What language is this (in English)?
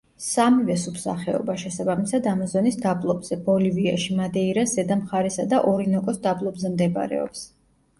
Georgian